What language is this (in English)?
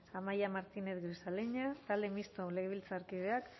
Basque